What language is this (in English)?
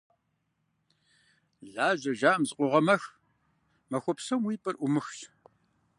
Kabardian